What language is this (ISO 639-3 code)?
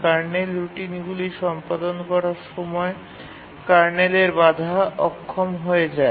ben